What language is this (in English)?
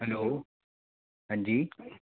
Hindi